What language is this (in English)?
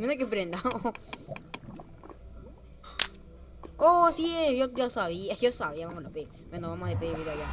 Spanish